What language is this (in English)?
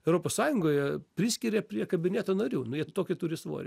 Lithuanian